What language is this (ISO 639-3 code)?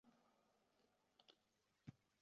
uzb